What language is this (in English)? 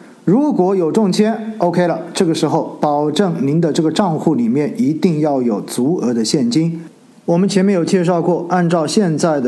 Chinese